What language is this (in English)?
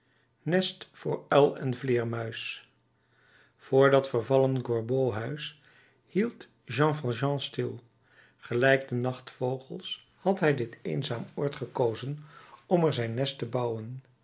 Dutch